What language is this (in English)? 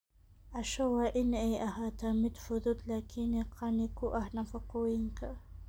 Somali